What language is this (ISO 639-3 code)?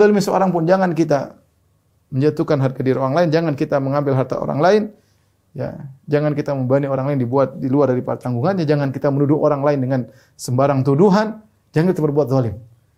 ind